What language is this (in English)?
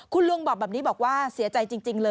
Thai